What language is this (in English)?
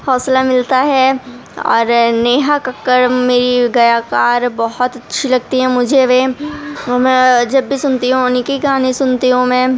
Urdu